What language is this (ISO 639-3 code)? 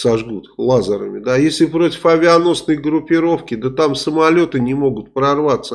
rus